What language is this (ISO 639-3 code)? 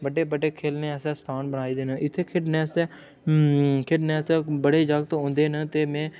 doi